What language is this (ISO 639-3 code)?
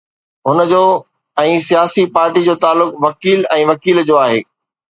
snd